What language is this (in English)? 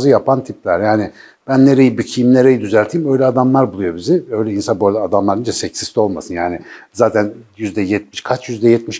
Turkish